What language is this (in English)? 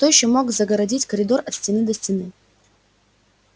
Russian